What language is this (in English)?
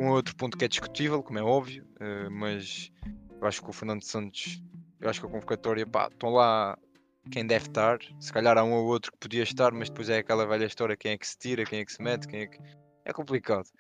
Portuguese